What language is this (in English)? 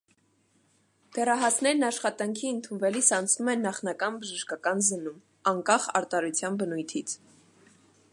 Armenian